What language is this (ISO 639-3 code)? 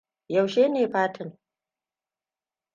hau